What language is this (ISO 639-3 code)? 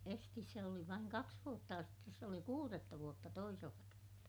fin